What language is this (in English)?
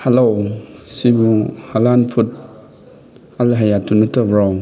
Manipuri